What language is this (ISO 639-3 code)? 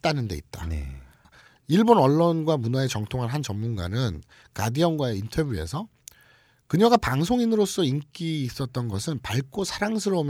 kor